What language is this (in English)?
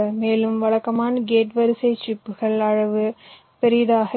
Tamil